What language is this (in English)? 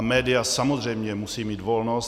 Czech